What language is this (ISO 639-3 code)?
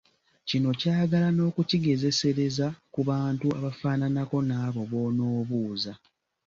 lug